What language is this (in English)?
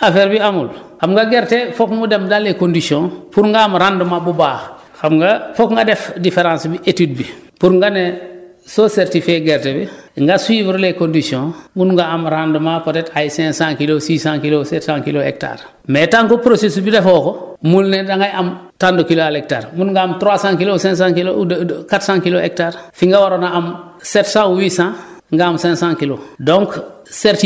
Wolof